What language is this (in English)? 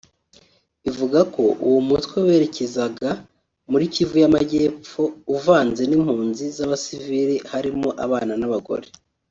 Kinyarwanda